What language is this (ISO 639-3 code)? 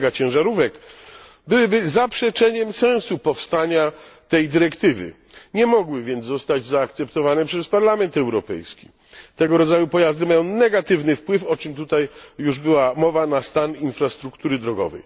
pol